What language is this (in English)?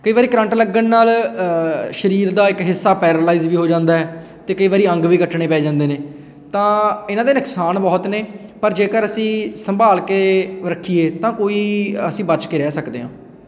Punjabi